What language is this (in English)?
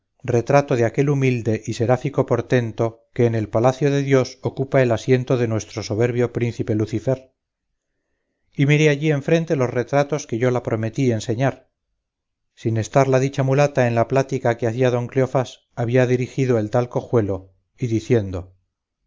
Spanish